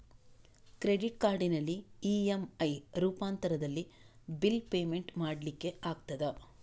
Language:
Kannada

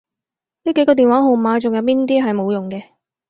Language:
Cantonese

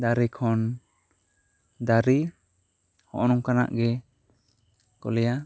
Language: Santali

